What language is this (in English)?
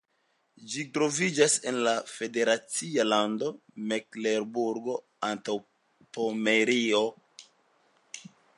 Esperanto